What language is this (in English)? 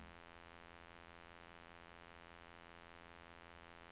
Norwegian